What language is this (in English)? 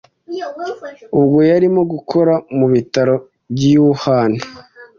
Kinyarwanda